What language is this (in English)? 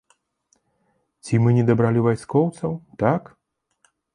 Belarusian